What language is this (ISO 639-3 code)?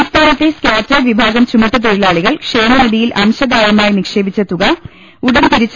mal